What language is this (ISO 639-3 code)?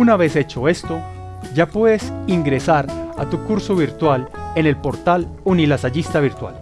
spa